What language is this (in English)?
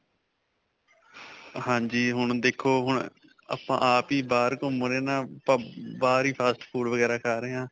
Punjabi